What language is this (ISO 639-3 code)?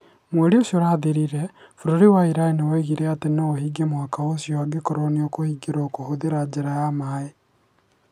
kik